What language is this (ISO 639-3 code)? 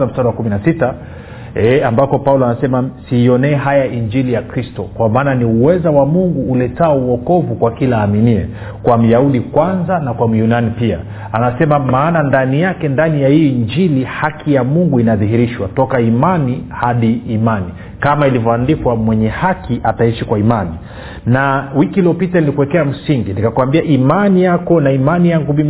swa